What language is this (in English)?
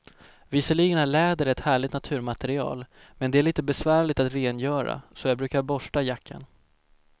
Swedish